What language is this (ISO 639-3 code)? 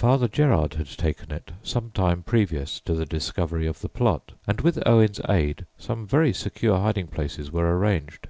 eng